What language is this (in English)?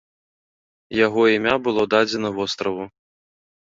Belarusian